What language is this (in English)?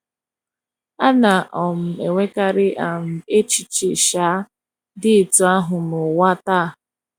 Igbo